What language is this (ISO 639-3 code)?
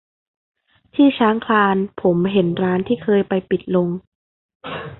tha